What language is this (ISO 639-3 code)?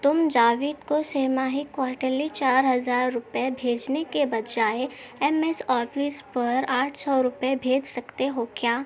urd